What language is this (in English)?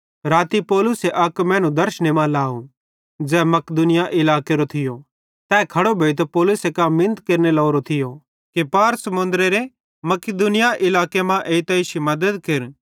Bhadrawahi